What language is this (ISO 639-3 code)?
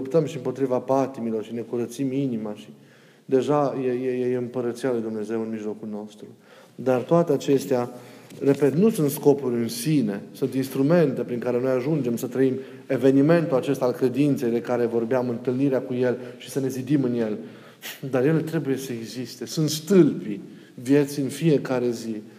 ron